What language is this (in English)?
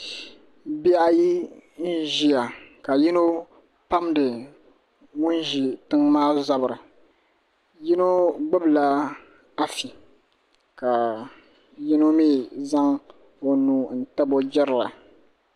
Dagbani